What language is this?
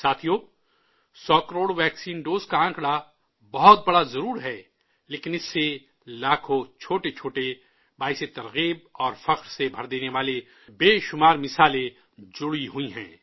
Urdu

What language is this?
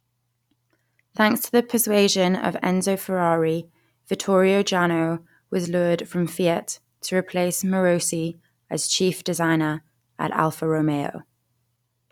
English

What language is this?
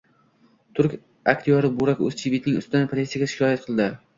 Uzbek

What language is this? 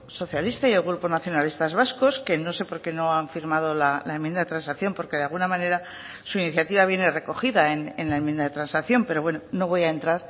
Spanish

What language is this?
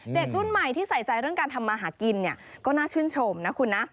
Thai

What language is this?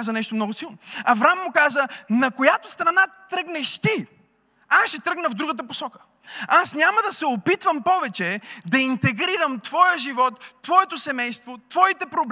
Bulgarian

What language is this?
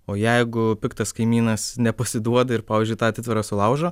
Lithuanian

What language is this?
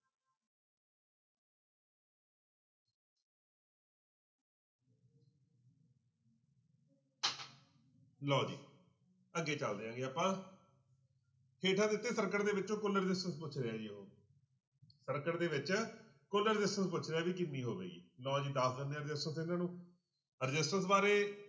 Punjabi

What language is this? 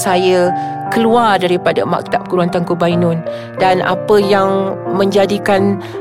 Malay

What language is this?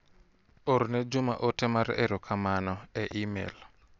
Luo (Kenya and Tanzania)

